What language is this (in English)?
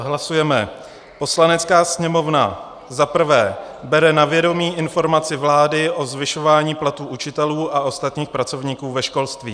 Czech